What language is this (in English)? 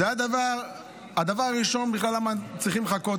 Hebrew